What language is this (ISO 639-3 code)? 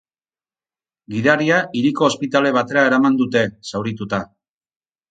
eus